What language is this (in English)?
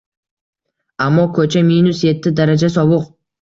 Uzbek